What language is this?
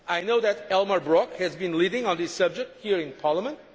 English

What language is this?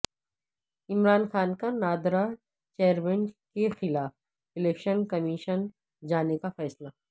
Urdu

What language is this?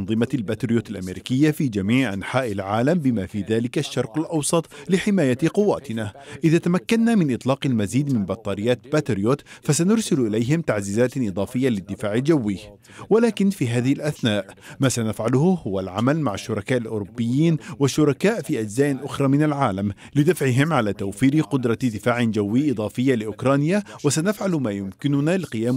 Arabic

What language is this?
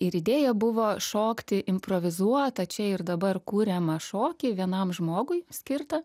Lithuanian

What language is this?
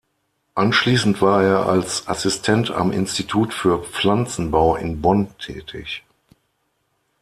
German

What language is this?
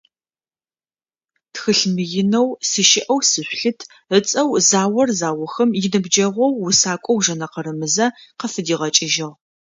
Adyghe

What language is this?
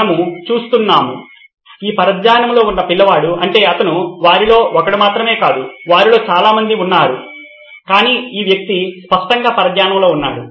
Telugu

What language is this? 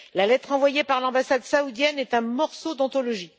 French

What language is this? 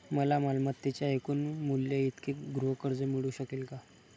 Marathi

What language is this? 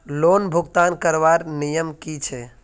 Magahi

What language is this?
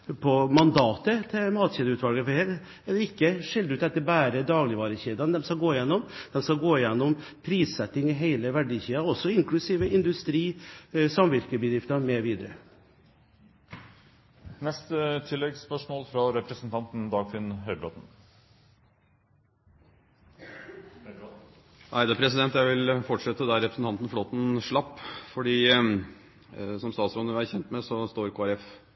Norwegian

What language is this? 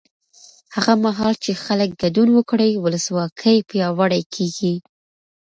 Pashto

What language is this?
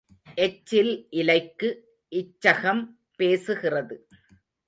Tamil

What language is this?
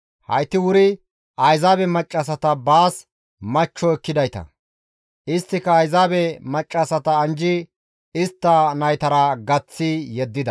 Gamo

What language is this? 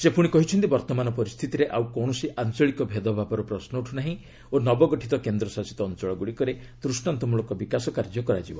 Odia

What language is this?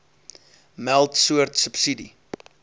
Afrikaans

